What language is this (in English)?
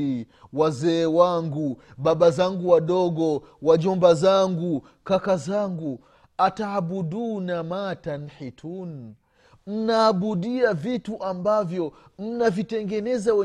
Swahili